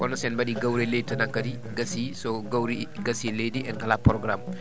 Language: Fula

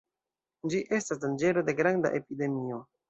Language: Esperanto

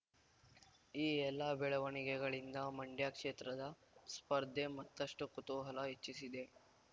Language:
Kannada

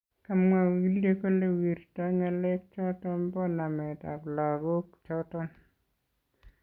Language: Kalenjin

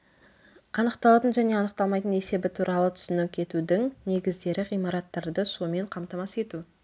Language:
Kazakh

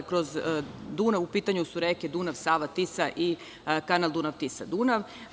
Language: Serbian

